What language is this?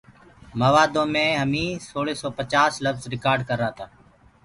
Gurgula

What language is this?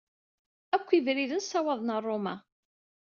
Kabyle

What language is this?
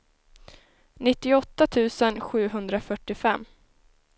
Swedish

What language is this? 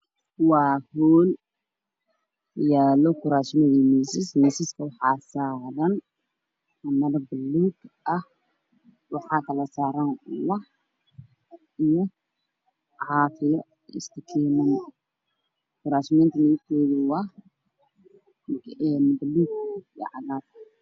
Somali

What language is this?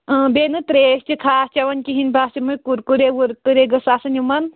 Kashmiri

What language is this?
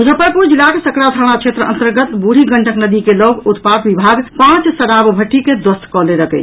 Maithili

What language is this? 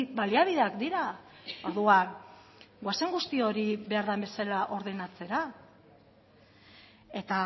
Basque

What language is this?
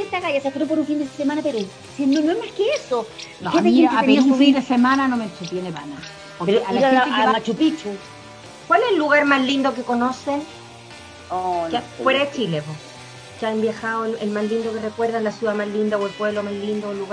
Spanish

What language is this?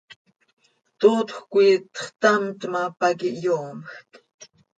Seri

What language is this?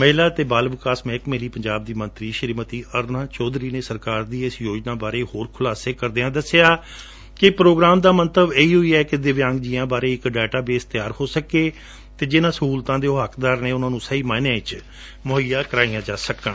Punjabi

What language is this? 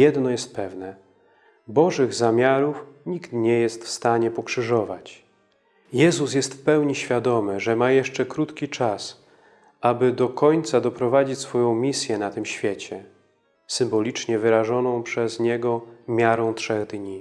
Polish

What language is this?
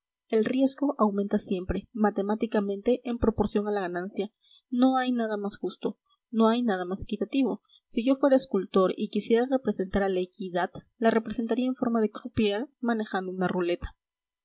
Spanish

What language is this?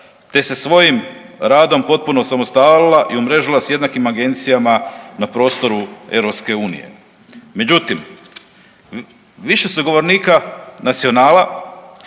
Croatian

